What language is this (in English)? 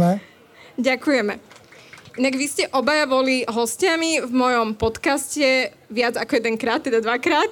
Slovak